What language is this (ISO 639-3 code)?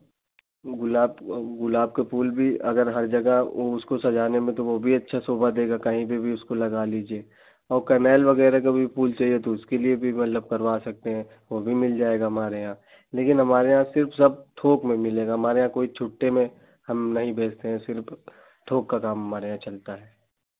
hin